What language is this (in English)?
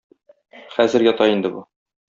Tatar